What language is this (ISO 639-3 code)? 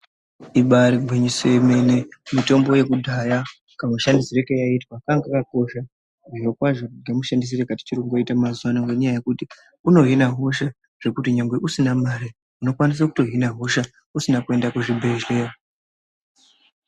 ndc